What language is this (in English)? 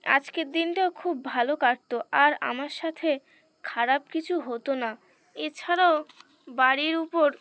Bangla